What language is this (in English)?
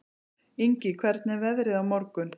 Icelandic